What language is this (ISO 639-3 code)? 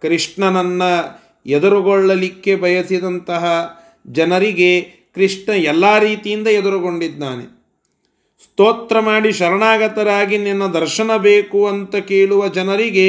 kan